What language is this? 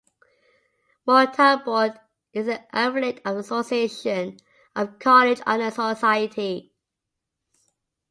English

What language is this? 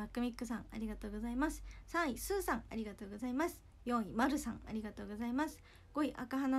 Japanese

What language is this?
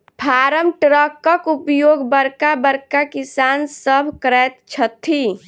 Maithili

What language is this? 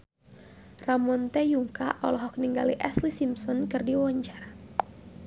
Sundanese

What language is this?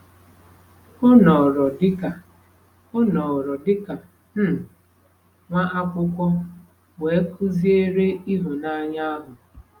Igbo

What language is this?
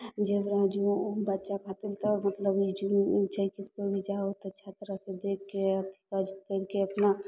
Maithili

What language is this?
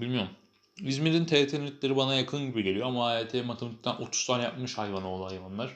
Turkish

